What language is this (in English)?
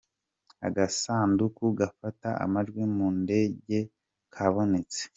Kinyarwanda